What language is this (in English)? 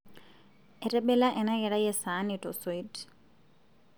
Masai